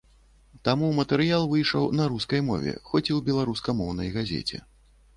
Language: Belarusian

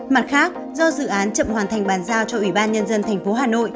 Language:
Vietnamese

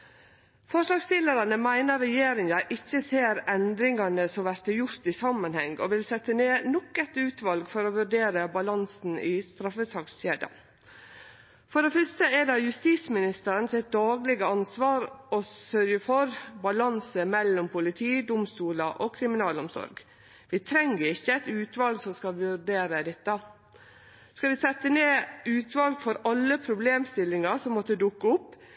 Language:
Norwegian Nynorsk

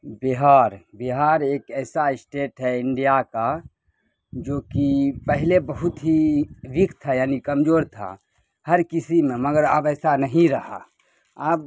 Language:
Urdu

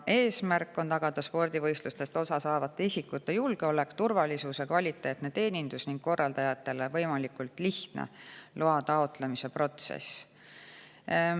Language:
Estonian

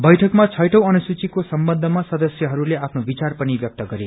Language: Nepali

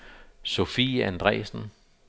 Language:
Danish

